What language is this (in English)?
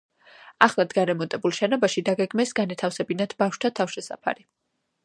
Georgian